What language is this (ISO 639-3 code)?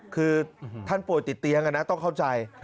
tha